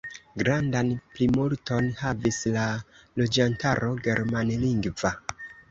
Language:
Esperanto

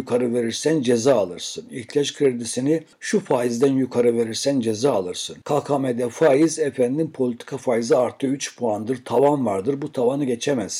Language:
Turkish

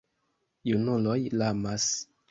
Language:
Esperanto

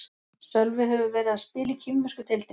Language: Icelandic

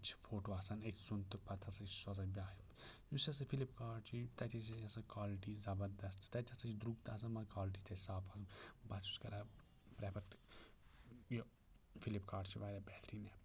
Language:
Kashmiri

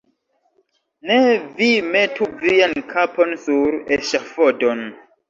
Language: Esperanto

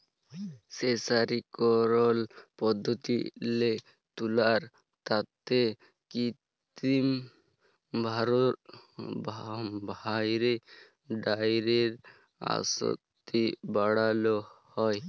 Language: Bangla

